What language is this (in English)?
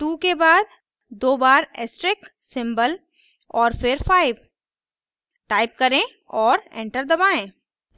Hindi